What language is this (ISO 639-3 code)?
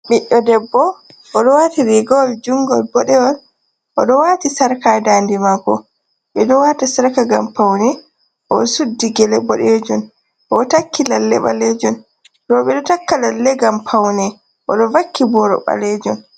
ful